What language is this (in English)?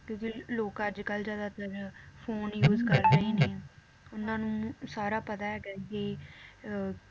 Punjabi